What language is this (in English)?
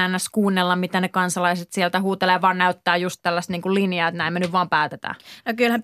Finnish